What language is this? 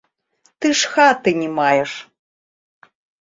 Belarusian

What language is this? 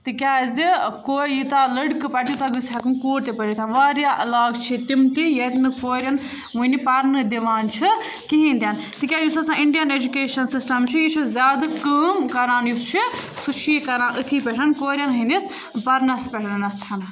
Kashmiri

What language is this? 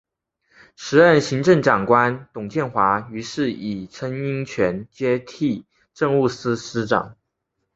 Chinese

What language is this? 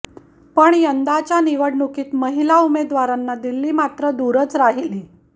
Marathi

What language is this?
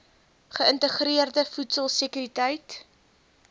Afrikaans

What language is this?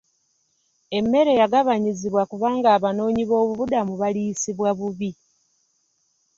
Ganda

